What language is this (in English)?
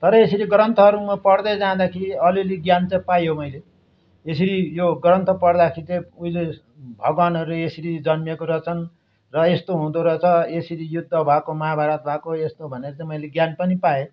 Nepali